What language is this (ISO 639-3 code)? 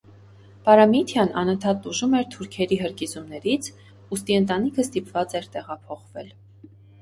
hye